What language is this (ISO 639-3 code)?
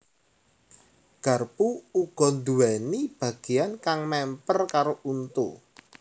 jav